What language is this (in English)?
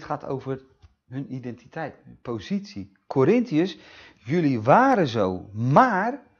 Dutch